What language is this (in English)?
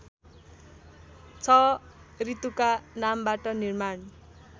Nepali